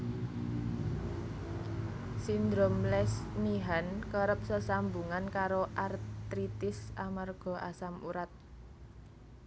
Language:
Javanese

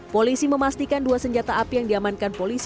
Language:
Indonesian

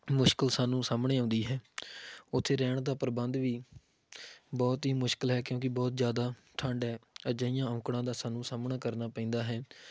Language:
Punjabi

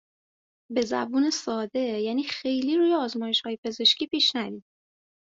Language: Persian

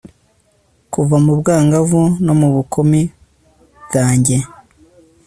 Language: Kinyarwanda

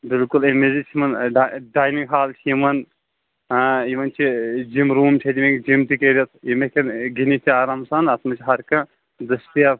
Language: Kashmiri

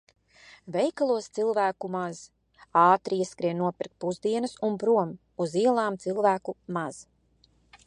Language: Latvian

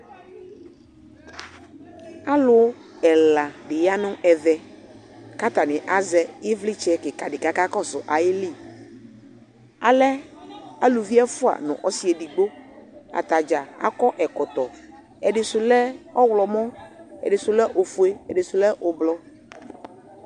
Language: Ikposo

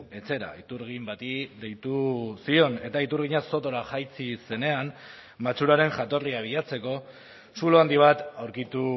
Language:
Basque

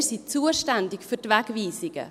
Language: Swiss German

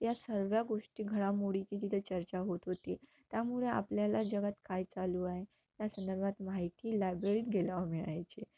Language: Marathi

